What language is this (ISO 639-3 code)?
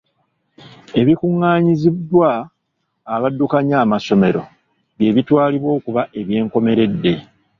lug